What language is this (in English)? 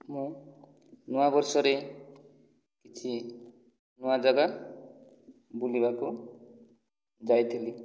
Odia